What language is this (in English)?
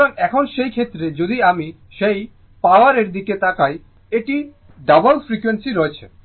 Bangla